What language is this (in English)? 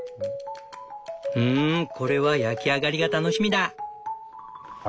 Japanese